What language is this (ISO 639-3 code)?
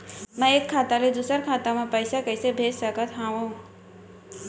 hne